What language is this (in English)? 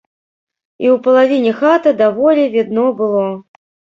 Belarusian